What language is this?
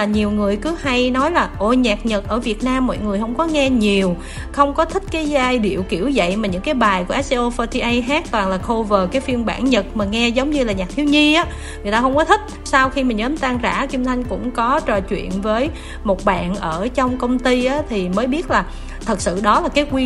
Vietnamese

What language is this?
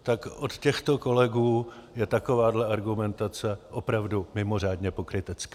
Czech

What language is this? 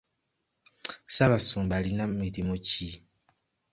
Ganda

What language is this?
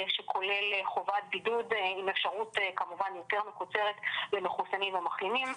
Hebrew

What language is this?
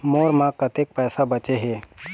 Chhattisgarhi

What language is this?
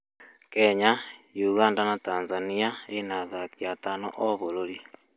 Kikuyu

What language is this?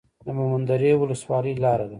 Pashto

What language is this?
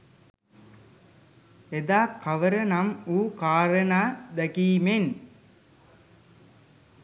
Sinhala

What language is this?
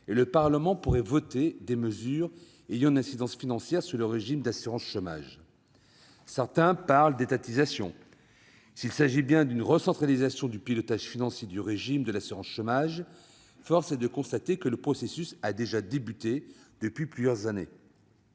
French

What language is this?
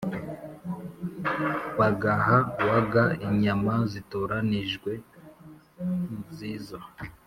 Kinyarwanda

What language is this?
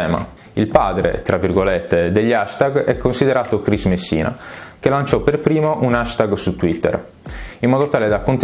Italian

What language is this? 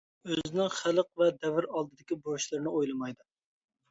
Uyghur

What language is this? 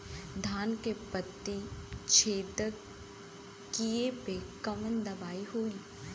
Bhojpuri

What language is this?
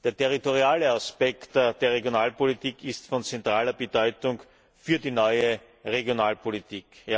German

